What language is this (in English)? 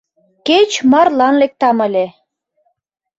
Mari